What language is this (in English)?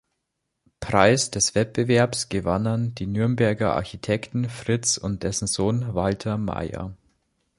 German